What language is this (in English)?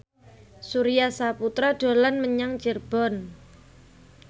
Javanese